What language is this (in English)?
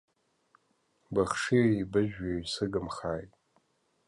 Abkhazian